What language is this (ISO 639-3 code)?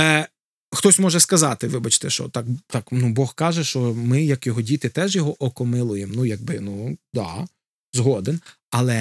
ukr